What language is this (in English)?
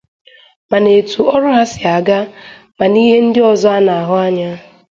Igbo